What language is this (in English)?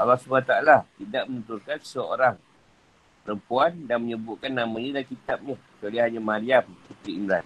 Malay